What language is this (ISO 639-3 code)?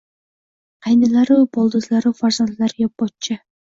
uzb